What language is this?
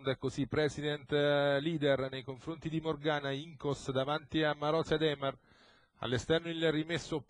Italian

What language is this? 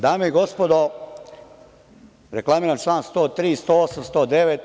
Serbian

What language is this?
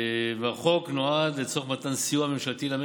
Hebrew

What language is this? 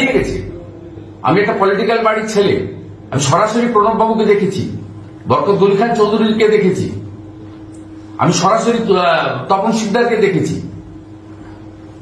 Indonesian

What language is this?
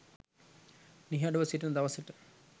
Sinhala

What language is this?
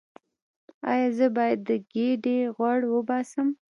Pashto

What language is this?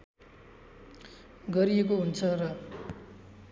Nepali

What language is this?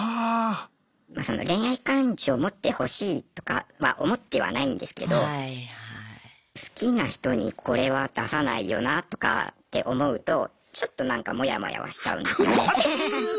Japanese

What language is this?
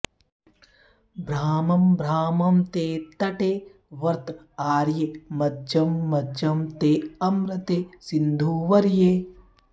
Sanskrit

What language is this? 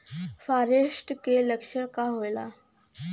Bhojpuri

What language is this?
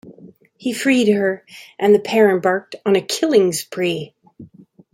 English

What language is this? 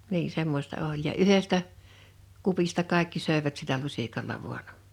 Finnish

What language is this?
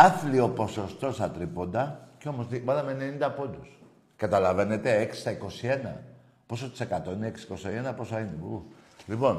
Greek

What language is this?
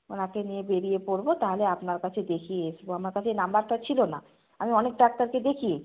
Bangla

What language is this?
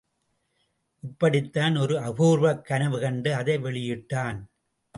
Tamil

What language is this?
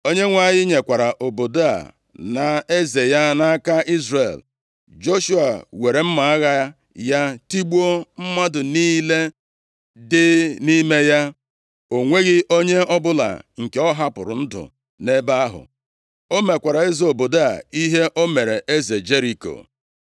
Igbo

